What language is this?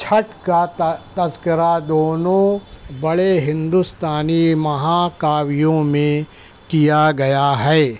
Urdu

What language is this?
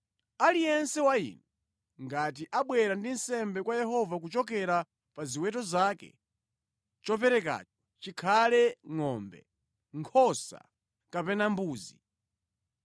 Nyanja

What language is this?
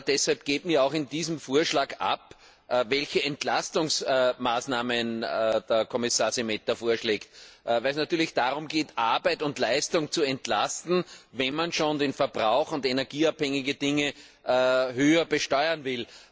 German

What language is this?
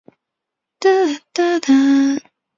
Chinese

